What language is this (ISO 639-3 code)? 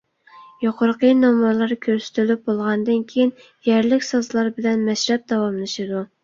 uig